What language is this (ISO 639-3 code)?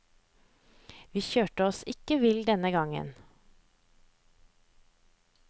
nor